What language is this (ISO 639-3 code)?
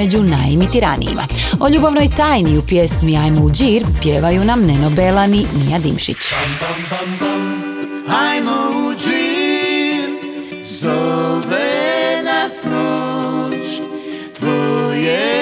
hrv